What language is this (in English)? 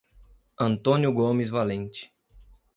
Portuguese